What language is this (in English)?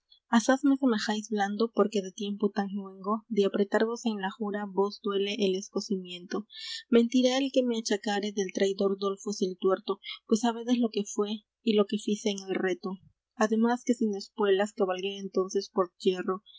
Spanish